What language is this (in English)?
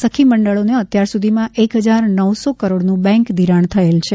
Gujarati